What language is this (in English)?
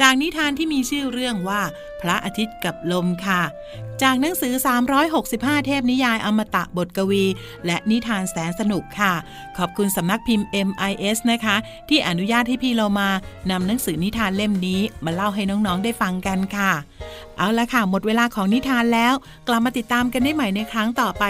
Thai